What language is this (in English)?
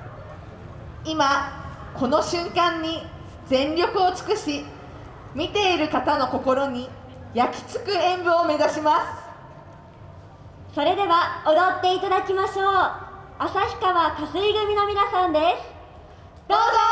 Japanese